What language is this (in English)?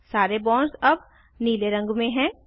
Hindi